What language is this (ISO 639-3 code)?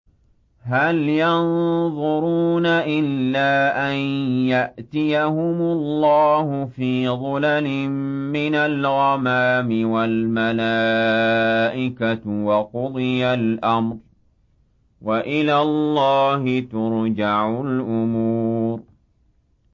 ara